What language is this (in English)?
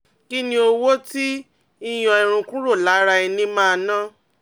Yoruba